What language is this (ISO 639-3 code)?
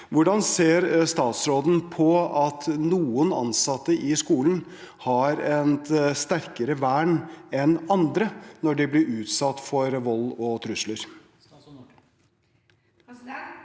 nor